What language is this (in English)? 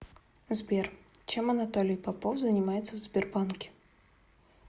Russian